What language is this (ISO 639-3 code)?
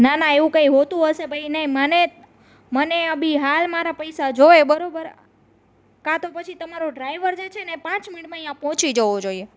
guj